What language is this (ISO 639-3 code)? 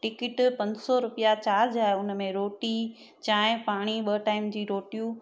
snd